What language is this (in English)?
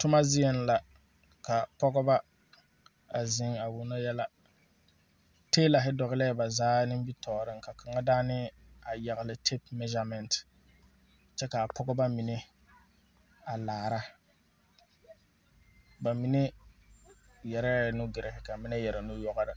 Southern Dagaare